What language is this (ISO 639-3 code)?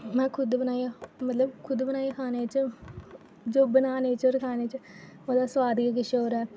doi